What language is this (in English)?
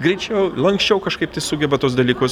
Lithuanian